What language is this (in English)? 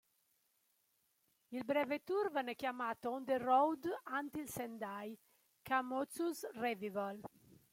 Italian